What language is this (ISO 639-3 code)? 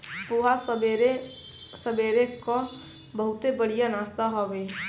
bho